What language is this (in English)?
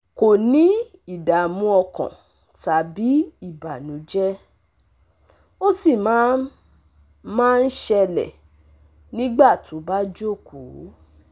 Yoruba